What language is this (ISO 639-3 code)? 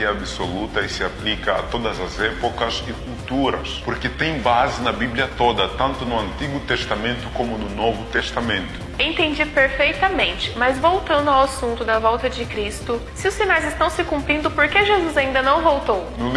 por